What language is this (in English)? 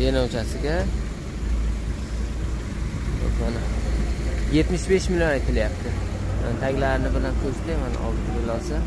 Turkish